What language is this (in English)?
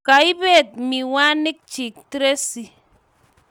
Kalenjin